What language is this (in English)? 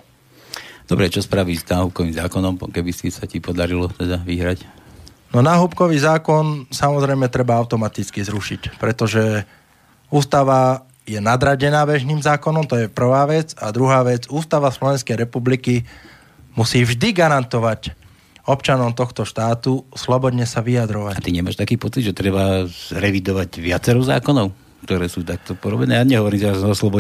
Slovak